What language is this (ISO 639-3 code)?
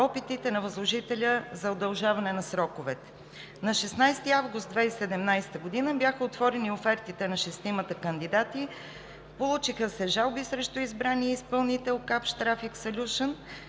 bul